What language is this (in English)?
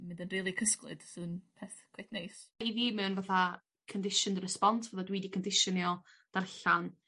Welsh